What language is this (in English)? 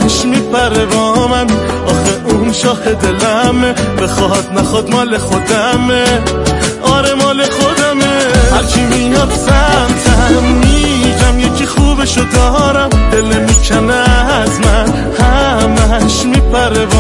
Persian